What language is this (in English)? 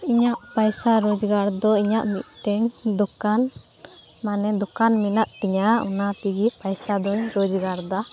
Santali